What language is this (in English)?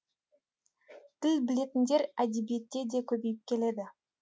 Kazakh